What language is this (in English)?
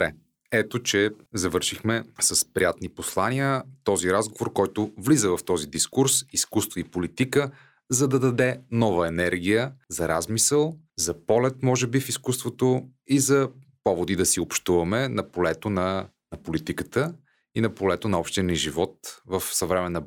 Bulgarian